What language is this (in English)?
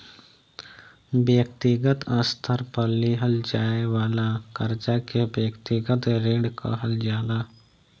Bhojpuri